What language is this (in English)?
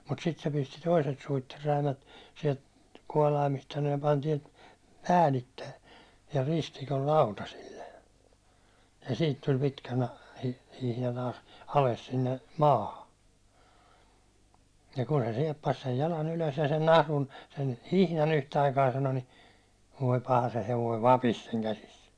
Finnish